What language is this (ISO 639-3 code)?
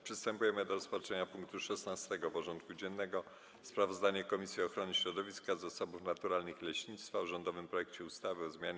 pol